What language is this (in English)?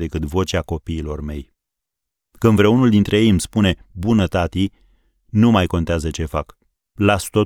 Romanian